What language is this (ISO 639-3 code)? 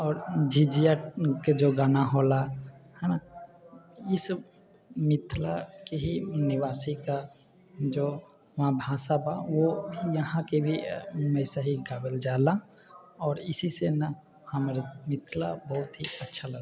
mai